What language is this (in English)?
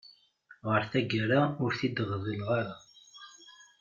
Kabyle